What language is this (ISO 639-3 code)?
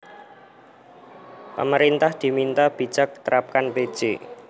jav